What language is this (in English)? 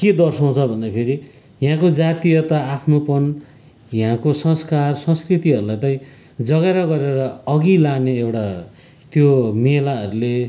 Nepali